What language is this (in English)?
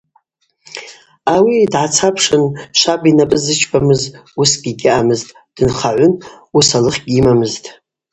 Abaza